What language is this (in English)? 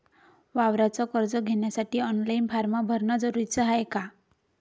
Marathi